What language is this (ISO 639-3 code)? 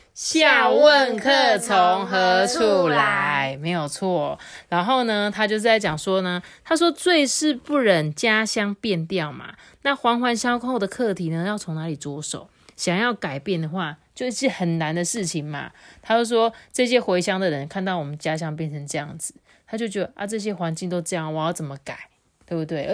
zho